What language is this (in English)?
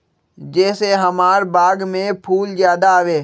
Magahi